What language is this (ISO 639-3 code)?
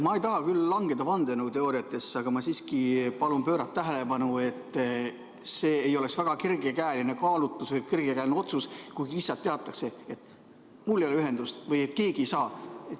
est